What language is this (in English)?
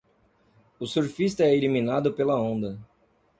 Portuguese